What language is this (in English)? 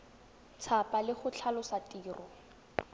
Tswana